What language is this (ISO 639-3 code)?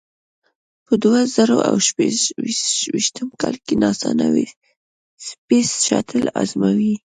pus